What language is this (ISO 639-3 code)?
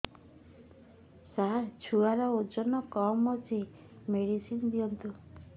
ori